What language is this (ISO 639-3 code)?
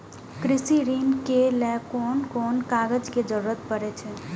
mai